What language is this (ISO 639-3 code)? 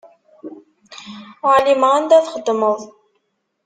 kab